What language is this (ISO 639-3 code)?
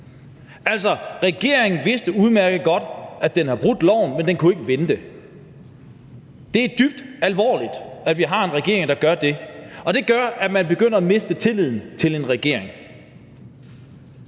dan